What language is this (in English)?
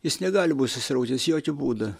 Lithuanian